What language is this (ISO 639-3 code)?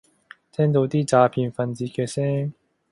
yue